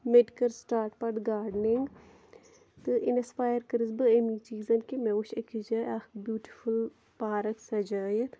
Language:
Kashmiri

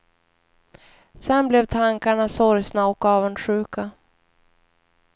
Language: Swedish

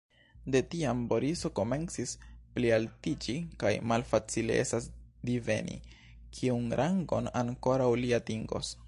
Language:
Esperanto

